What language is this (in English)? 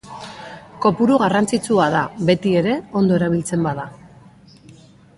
Basque